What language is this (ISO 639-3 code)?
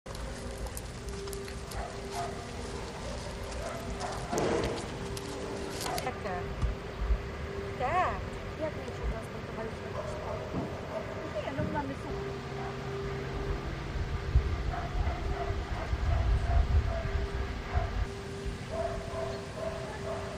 pol